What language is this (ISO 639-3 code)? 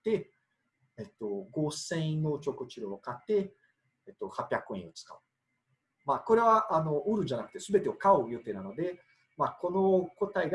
jpn